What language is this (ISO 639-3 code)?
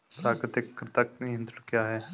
hin